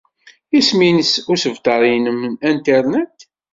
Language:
Kabyle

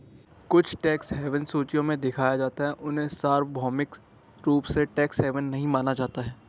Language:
Hindi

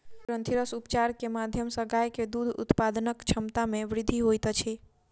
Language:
Maithili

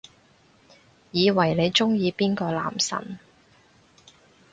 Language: Cantonese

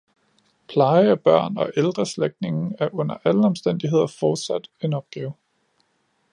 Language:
Danish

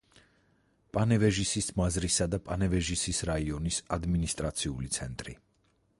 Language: Georgian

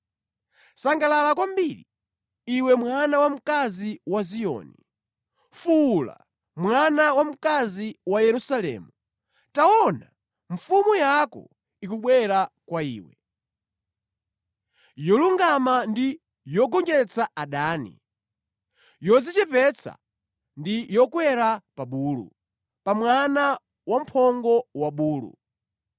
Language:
Nyanja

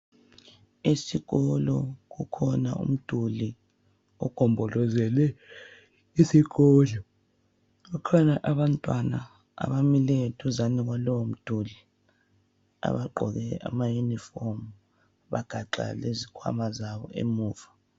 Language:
North Ndebele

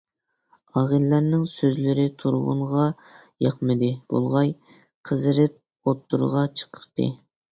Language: Uyghur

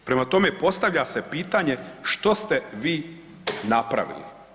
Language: Croatian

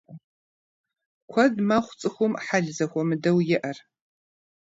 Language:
Kabardian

